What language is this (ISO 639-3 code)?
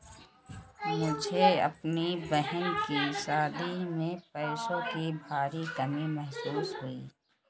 hin